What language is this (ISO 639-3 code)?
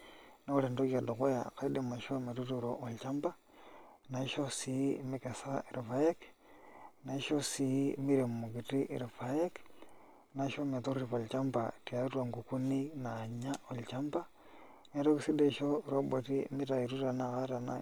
mas